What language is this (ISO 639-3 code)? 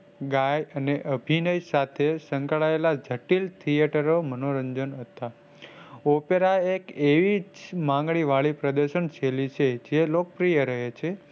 guj